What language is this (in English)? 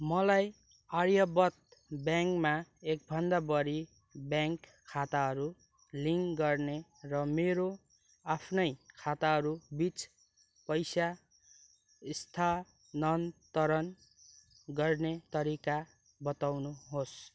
Nepali